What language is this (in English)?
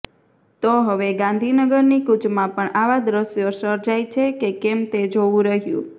Gujarati